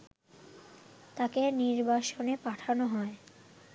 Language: Bangla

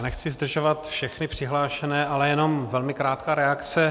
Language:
Czech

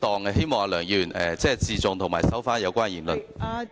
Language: Cantonese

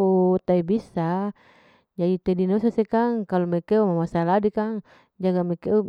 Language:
Larike-Wakasihu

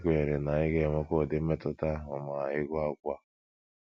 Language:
Igbo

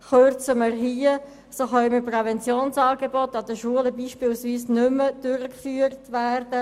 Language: Swiss German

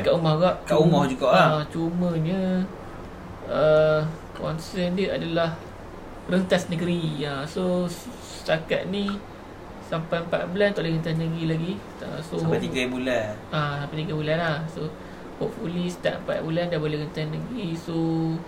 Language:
Malay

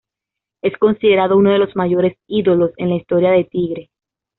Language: Spanish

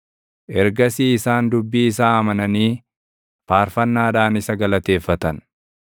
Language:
Oromo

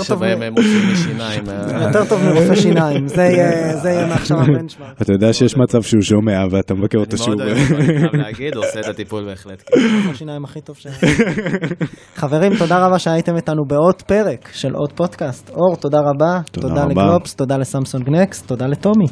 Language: Hebrew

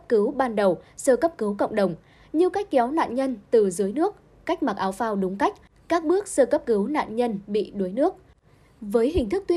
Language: Vietnamese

